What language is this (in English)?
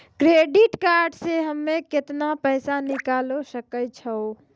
Maithili